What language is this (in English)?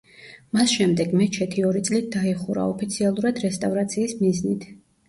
Georgian